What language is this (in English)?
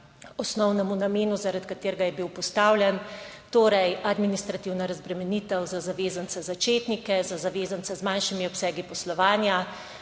Slovenian